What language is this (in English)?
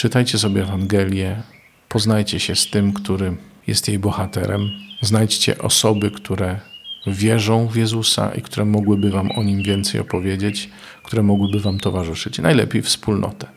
Polish